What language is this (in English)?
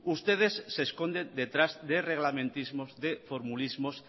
Spanish